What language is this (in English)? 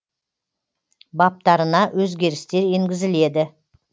Kazakh